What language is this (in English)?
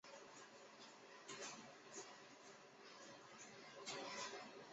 Chinese